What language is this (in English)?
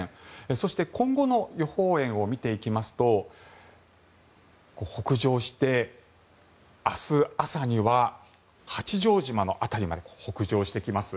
Japanese